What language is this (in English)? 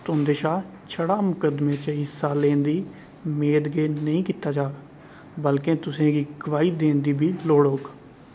Dogri